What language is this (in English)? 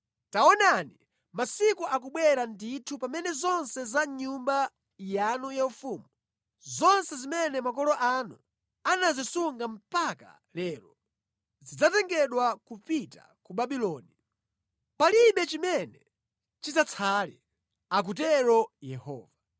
Nyanja